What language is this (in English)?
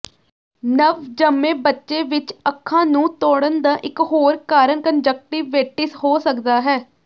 Punjabi